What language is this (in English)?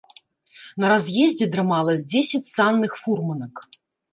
Belarusian